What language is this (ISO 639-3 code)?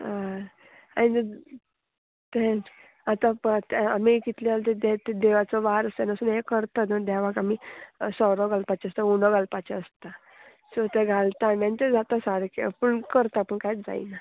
kok